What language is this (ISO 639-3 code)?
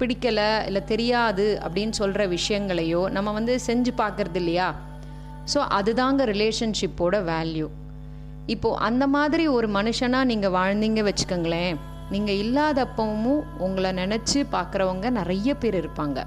tam